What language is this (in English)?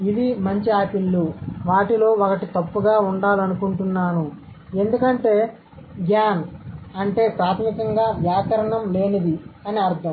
Telugu